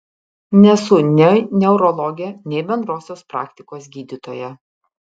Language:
Lithuanian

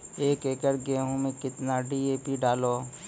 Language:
Maithili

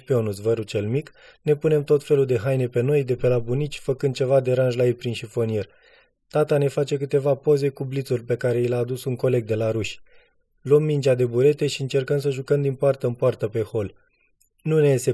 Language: Romanian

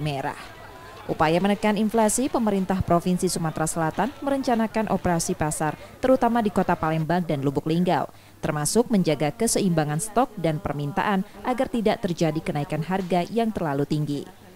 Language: Indonesian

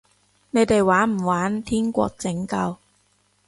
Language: Cantonese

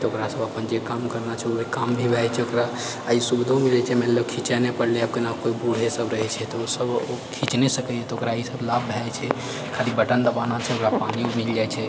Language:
Maithili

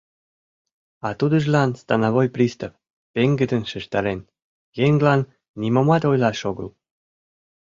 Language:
Mari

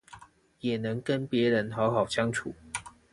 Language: Chinese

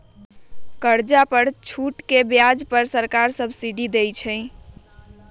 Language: Magahi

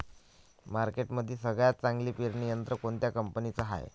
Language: Marathi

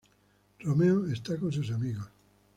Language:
Spanish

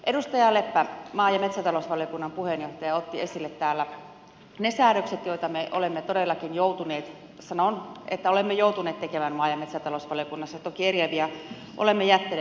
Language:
Finnish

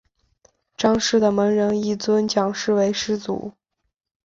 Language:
Chinese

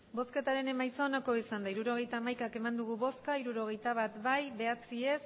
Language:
Basque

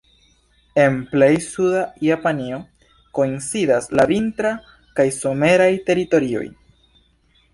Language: Esperanto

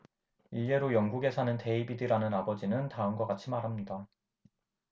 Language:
Korean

